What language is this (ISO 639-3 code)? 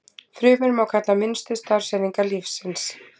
isl